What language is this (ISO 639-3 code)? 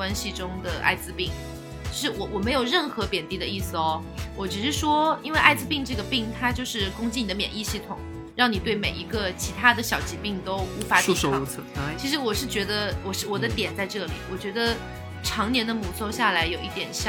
zho